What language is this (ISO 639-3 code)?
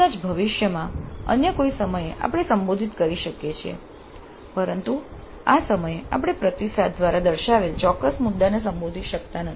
guj